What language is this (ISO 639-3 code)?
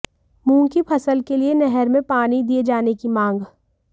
hin